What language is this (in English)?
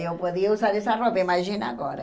Portuguese